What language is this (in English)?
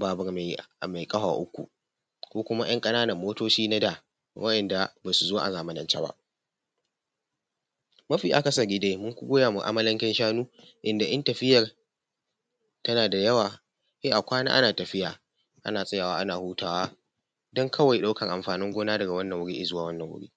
Hausa